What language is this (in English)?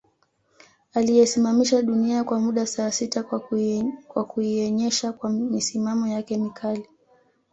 Swahili